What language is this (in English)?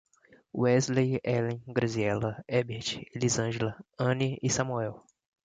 Portuguese